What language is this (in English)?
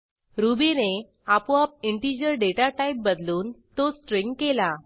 Marathi